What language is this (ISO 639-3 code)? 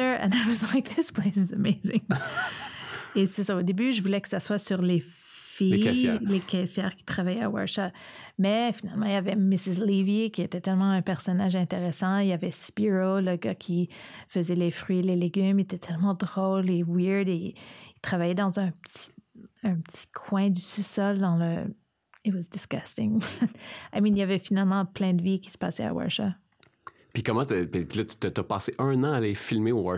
fra